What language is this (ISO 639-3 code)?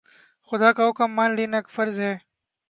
urd